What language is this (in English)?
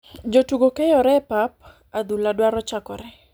Luo (Kenya and Tanzania)